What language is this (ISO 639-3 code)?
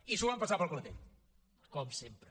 cat